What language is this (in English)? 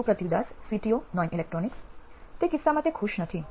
Gujarati